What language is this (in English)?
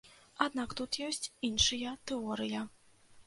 Belarusian